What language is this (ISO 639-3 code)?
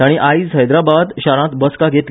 kok